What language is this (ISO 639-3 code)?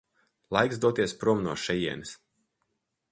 lav